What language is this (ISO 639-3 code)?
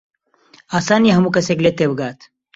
ckb